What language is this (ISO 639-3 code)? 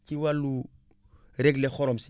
wol